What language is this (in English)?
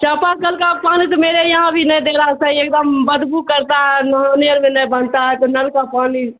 Urdu